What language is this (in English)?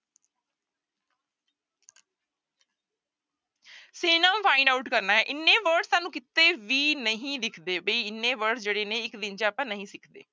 Punjabi